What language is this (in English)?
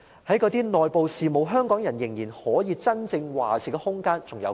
Cantonese